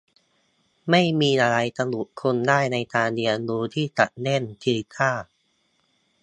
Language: Thai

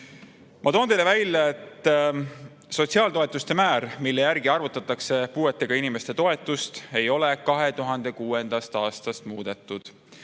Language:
Estonian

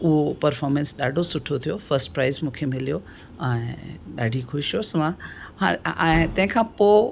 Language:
Sindhi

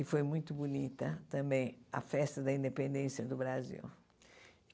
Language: Portuguese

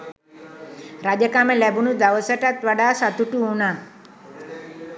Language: Sinhala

